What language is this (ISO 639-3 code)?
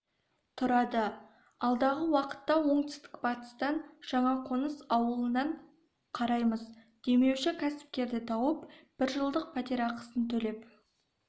kaz